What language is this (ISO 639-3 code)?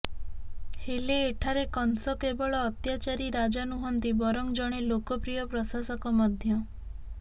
ori